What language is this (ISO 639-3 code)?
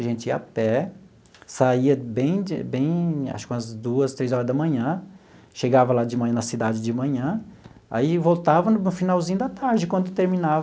por